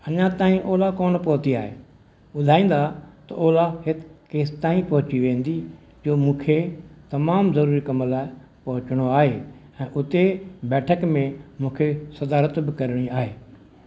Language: Sindhi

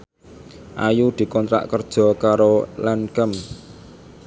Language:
Javanese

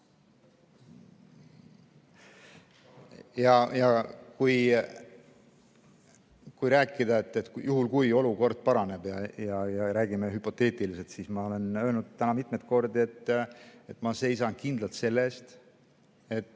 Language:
Estonian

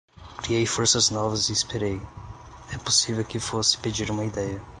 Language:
Portuguese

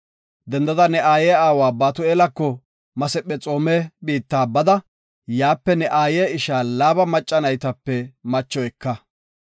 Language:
Gofa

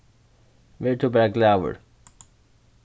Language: Faroese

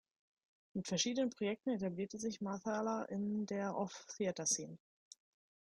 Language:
German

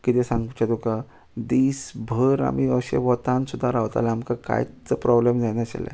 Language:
Konkani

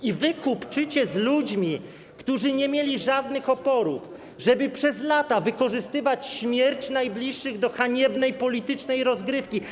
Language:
Polish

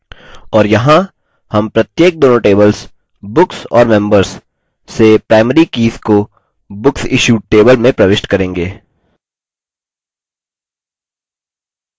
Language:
Hindi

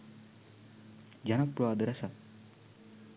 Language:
Sinhala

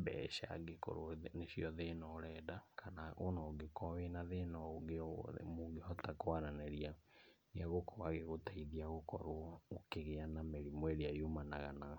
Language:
Kikuyu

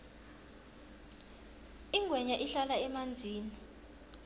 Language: South Ndebele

